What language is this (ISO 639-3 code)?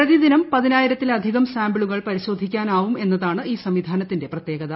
mal